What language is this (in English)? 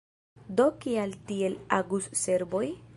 Esperanto